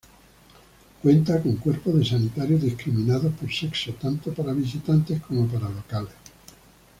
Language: Spanish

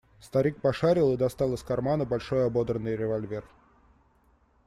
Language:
Russian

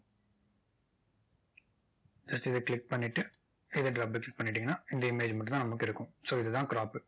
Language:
Tamil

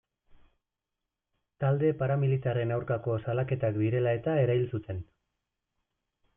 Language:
Basque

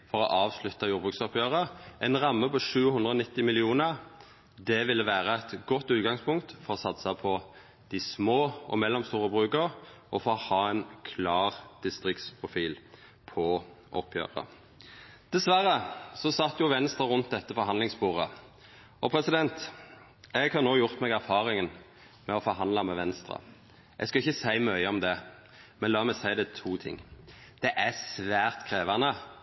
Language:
Norwegian Nynorsk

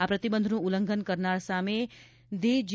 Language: Gujarati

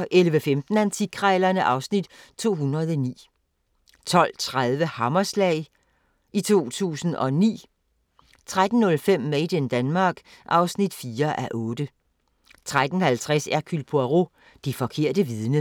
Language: Danish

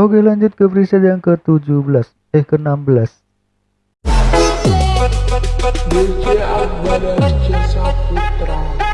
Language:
Indonesian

